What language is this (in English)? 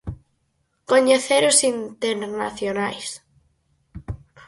Galician